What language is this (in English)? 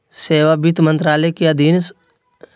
Magahi